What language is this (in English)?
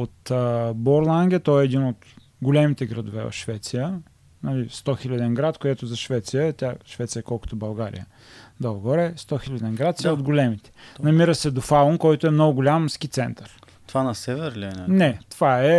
Bulgarian